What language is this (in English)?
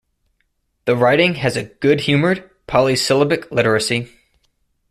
English